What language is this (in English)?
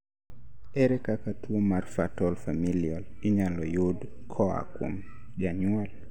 Luo (Kenya and Tanzania)